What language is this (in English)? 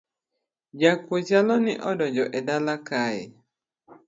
Luo (Kenya and Tanzania)